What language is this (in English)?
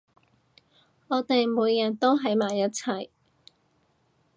Cantonese